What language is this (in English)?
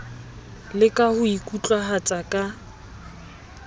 Southern Sotho